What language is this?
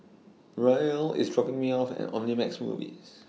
English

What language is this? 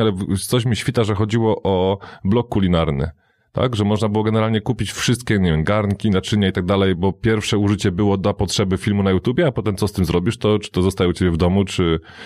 Polish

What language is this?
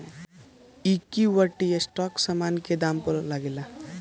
Bhojpuri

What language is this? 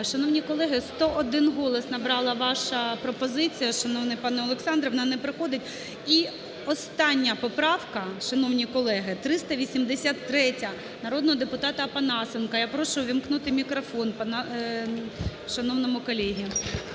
Ukrainian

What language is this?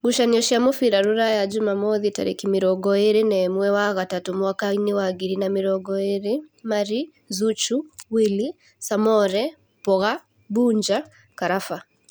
Kikuyu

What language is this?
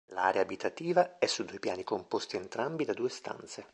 Italian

